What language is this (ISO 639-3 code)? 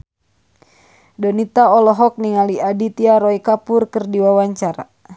sun